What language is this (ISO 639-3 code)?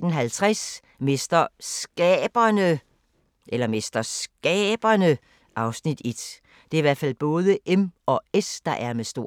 dan